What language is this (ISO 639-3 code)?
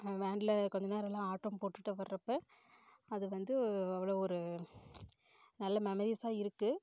tam